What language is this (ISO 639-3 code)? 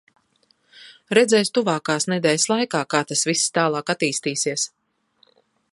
lav